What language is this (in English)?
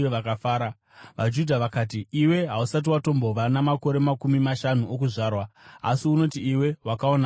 Shona